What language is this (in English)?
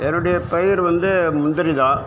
Tamil